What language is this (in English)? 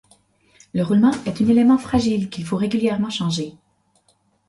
French